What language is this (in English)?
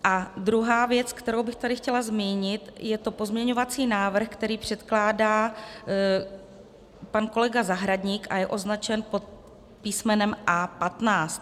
Czech